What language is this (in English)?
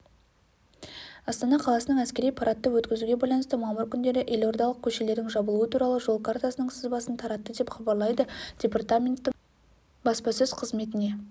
Kazakh